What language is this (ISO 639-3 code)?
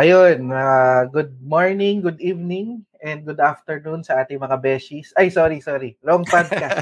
fil